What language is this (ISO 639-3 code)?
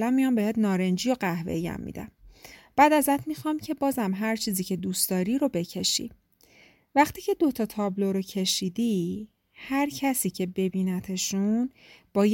fas